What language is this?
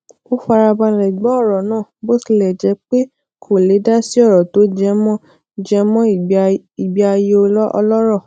Yoruba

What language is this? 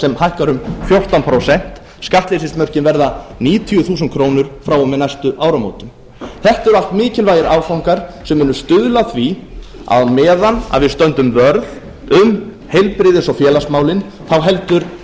Icelandic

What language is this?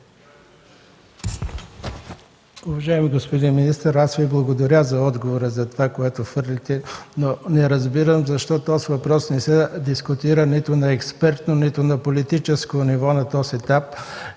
Bulgarian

